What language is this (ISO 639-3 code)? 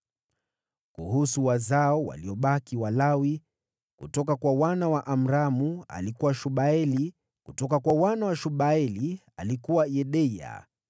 swa